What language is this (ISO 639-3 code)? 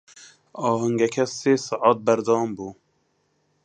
ckb